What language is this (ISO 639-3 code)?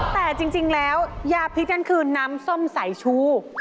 tha